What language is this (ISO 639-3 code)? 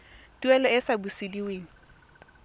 tsn